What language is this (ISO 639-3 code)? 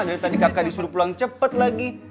ind